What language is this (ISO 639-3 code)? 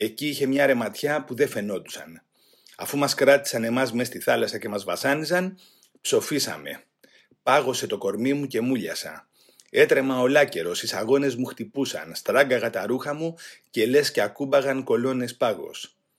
ell